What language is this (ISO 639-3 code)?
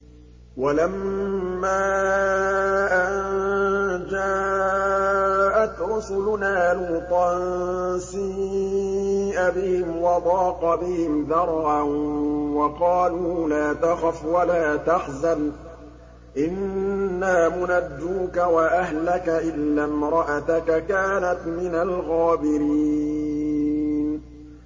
ara